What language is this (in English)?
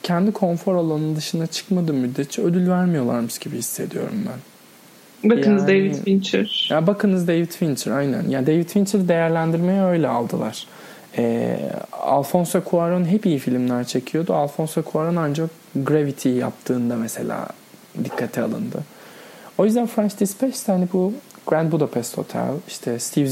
Turkish